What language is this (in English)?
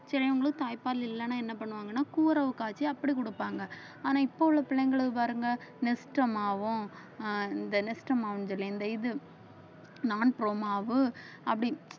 Tamil